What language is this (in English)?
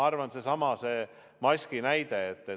Estonian